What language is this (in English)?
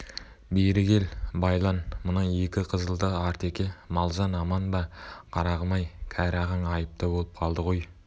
Kazakh